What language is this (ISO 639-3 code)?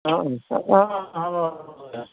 asm